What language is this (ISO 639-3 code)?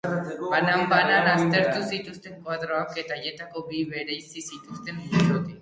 eus